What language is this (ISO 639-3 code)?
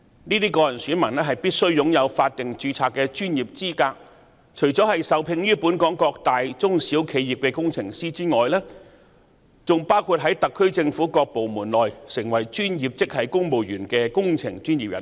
yue